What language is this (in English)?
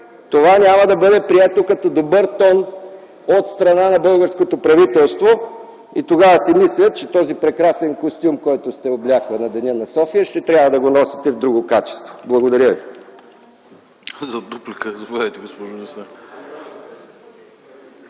Bulgarian